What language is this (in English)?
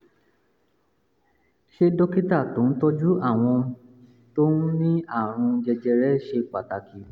Yoruba